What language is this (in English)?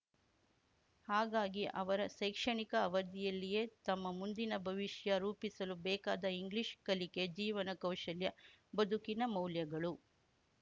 Kannada